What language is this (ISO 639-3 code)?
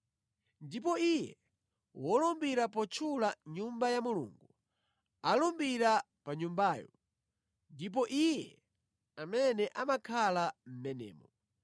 nya